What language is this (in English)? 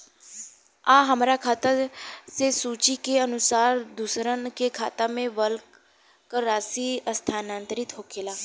Bhojpuri